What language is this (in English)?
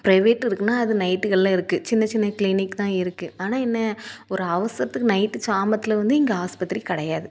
Tamil